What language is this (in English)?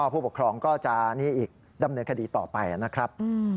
Thai